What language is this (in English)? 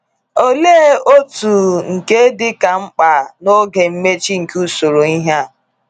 Igbo